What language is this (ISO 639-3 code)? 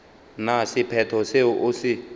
nso